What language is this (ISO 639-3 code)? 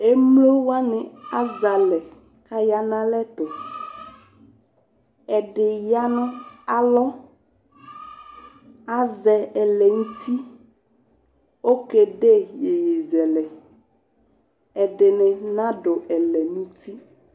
kpo